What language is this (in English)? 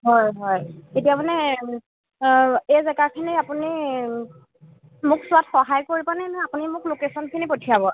Assamese